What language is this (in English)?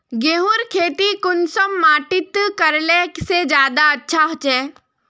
Magahi